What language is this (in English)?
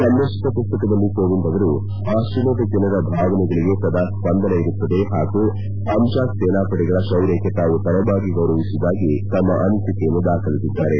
Kannada